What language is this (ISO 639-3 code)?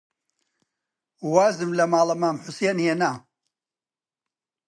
ckb